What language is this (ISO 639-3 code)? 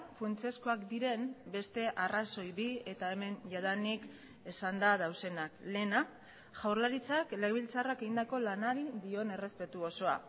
eus